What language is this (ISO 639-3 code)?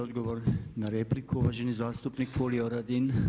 hrv